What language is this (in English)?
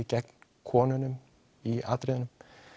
Icelandic